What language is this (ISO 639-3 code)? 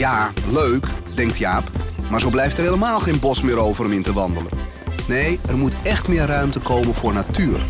nld